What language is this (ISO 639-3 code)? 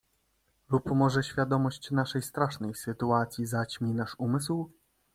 pol